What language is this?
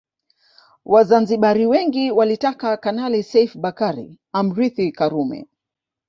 Swahili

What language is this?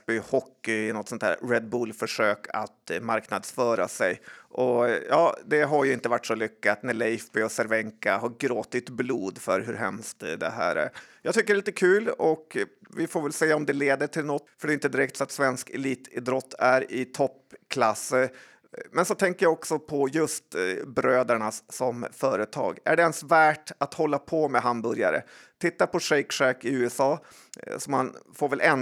Swedish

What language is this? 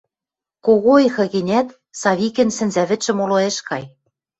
Western Mari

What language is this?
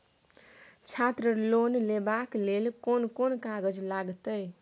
Maithili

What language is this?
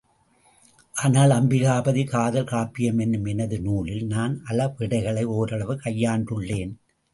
Tamil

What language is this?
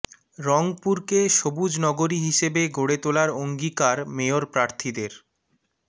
Bangla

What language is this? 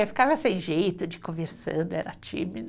Portuguese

